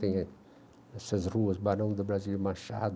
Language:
Portuguese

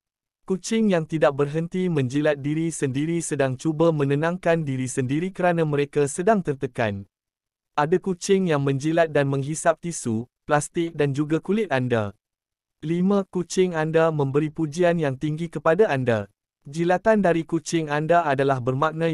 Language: Malay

